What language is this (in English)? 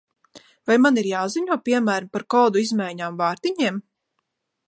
Latvian